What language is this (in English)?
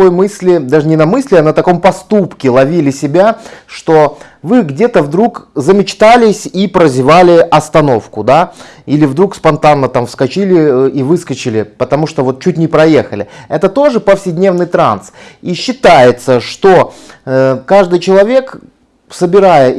Russian